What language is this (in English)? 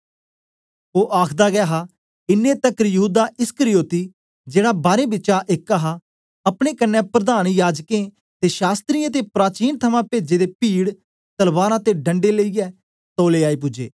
Dogri